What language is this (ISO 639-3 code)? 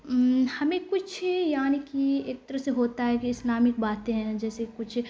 urd